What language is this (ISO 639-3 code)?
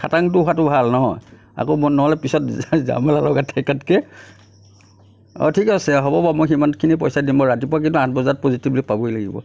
asm